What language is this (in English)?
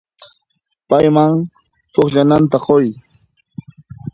Puno Quechua